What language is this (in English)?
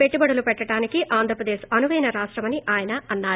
Telugu